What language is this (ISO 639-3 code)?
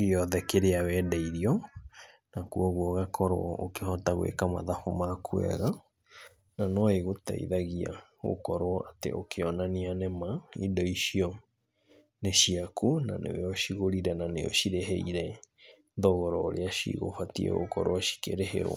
kik